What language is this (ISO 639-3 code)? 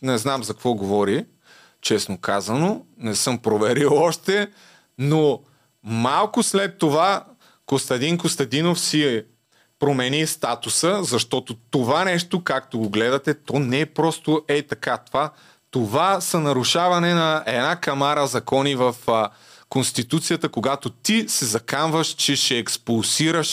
bul